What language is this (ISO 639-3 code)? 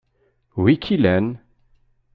kab